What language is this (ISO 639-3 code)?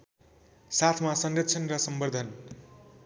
nep